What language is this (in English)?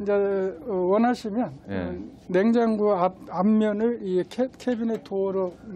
Korean